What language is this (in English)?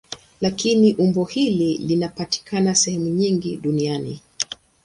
Swahili